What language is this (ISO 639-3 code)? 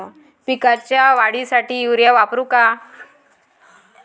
mar